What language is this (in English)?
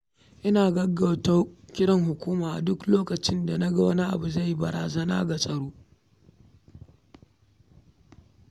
Hausa